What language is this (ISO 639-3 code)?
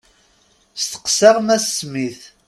kab